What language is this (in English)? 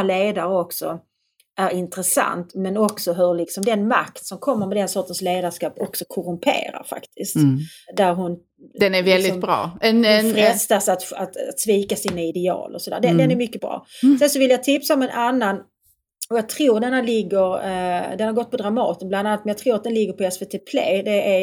Swedish